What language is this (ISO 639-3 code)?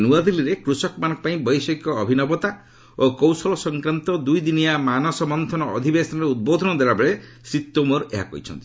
ori